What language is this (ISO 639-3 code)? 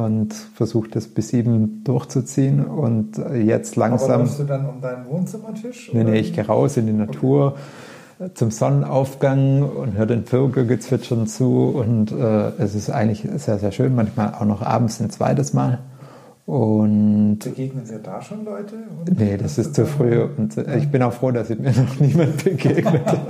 deu